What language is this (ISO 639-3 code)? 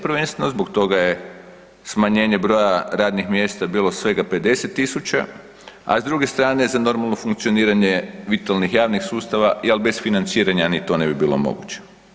hrv